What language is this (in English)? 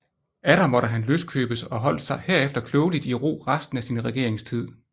Danish